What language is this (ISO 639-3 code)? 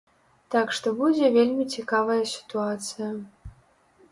bel